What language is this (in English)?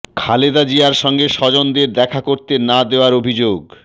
Bangla